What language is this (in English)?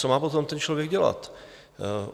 Czech